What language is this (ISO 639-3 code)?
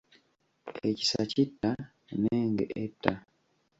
lug